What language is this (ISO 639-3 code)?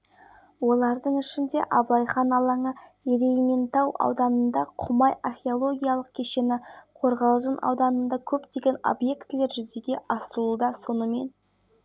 kaz